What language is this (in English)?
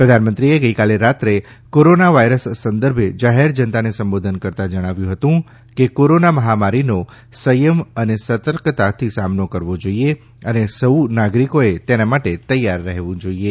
Gujarati